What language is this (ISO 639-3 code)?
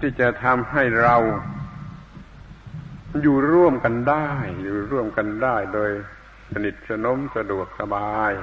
tha